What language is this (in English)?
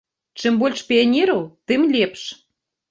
Belarusian